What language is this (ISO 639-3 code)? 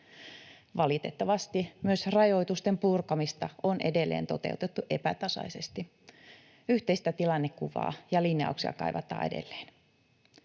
fin